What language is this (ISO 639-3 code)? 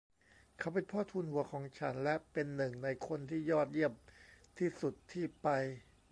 tha